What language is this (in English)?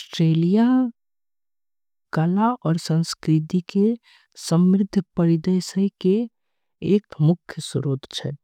Angika